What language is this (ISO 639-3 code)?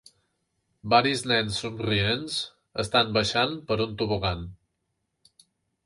cat